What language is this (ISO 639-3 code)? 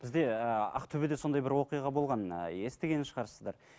kaz